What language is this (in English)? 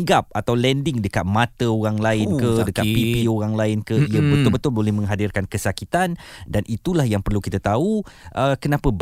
Malay